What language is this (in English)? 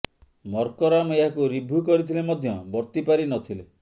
Odia